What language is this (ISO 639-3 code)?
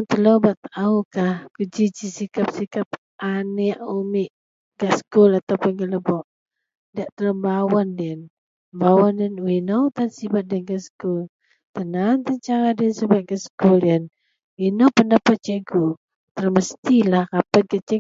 mel